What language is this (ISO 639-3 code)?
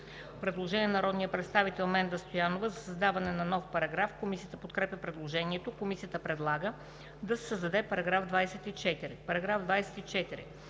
bul